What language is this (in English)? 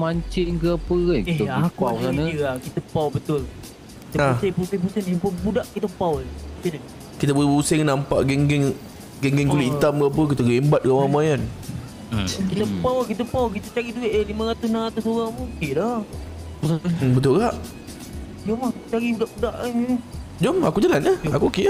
Malay